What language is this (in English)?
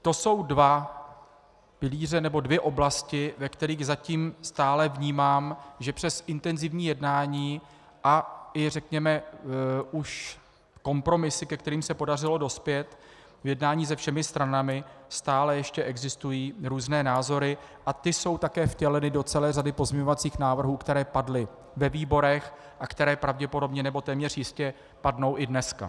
Czech